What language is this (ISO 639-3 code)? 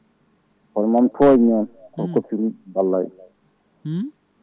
ful